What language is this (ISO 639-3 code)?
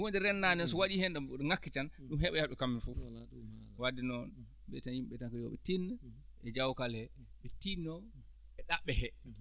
ful